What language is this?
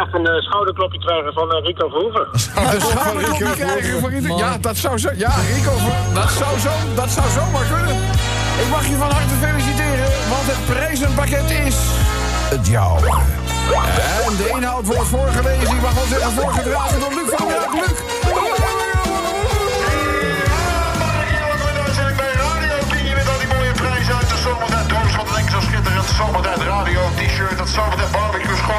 Dutch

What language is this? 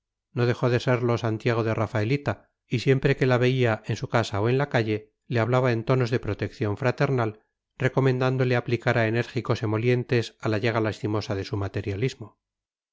Spanish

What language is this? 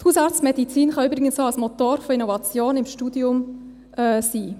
Swiss German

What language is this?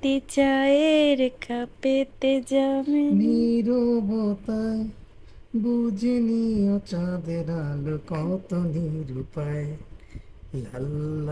Bangla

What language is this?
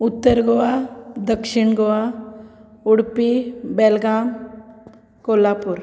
Konkani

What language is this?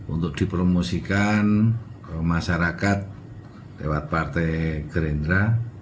Indonesian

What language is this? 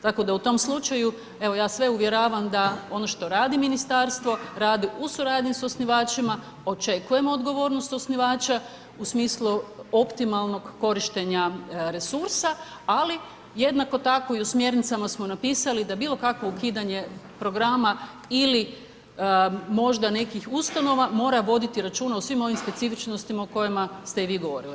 Croatian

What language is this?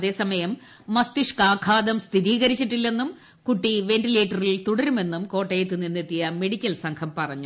Malayalam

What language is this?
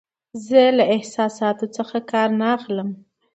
Pashto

